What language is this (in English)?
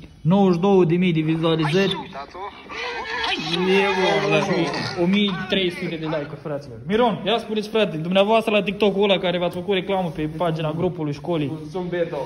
Romanian